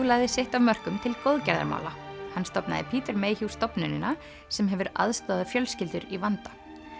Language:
Icelandic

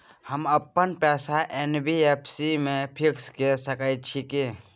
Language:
Maithili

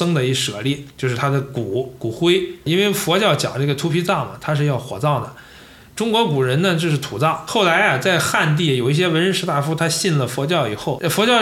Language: Chinese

